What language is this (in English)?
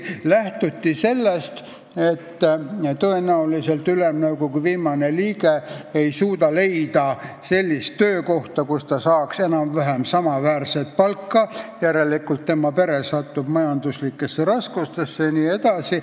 Estonian